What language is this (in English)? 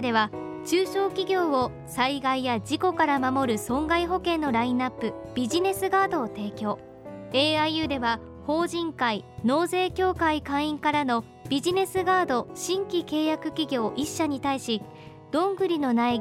Japanese